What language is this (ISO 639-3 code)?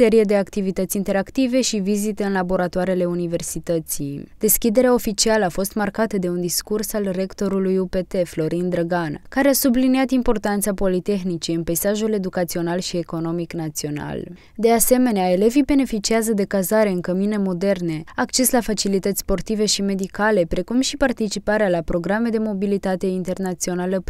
ron